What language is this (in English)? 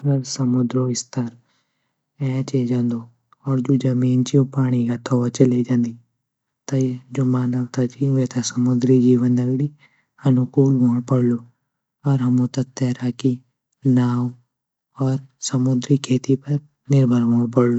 Garhwali